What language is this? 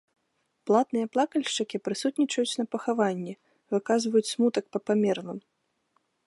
Belarusian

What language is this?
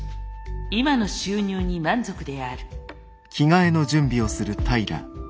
Japanese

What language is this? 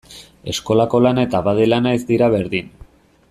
Basque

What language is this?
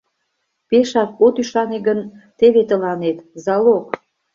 Mari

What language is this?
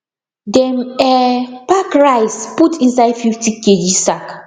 Nigerian Pidgin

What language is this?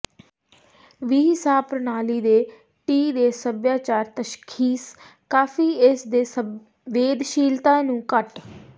Punjabi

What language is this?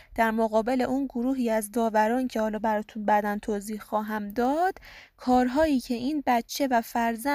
Persian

